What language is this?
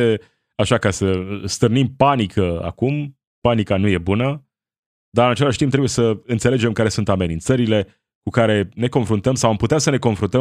Romanian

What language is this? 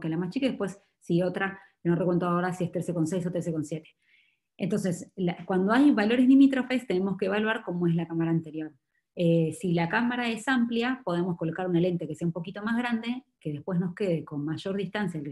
Spanish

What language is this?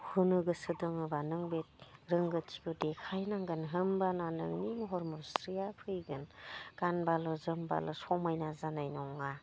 Bodo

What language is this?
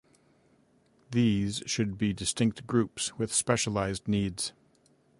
English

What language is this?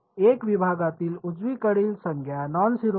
Marathi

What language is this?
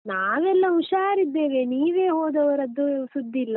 Kannada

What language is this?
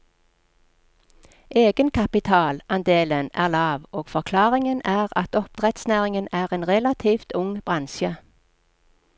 Norwegian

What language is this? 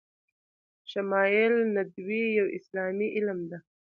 Pashto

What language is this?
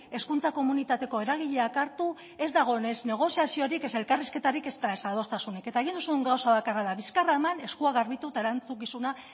Basque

